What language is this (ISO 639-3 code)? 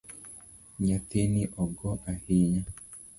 luo